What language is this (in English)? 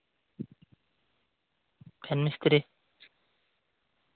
Santali